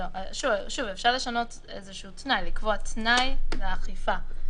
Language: Hebrew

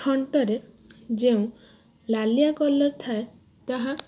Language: Odia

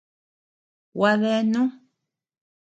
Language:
Tepeuxila Cuicatec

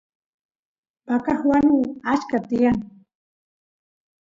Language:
Santiago del Estero Quichua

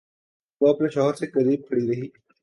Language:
Urdu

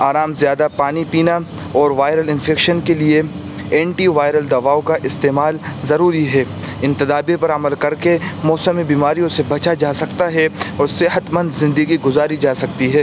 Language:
Urdu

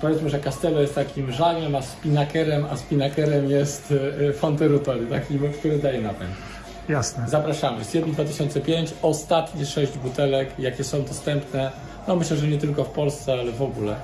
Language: Polish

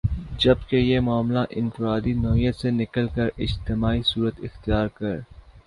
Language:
Urdu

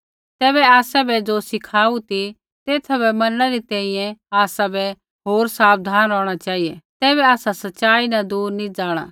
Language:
Kullu Pahari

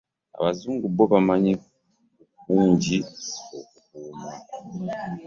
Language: Ganda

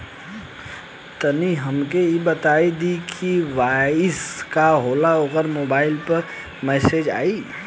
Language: Bhojpuri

